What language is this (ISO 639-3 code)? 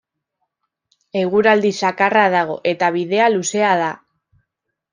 eus